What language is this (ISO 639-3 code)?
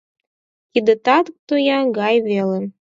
chm